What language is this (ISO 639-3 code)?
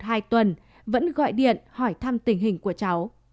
vie